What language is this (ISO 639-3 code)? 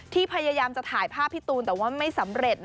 tha